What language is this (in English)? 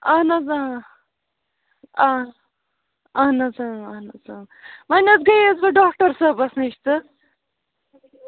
Kashmiri